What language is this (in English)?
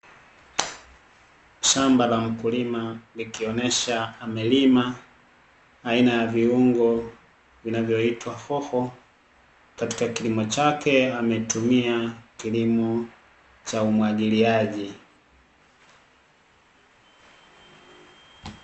Swahili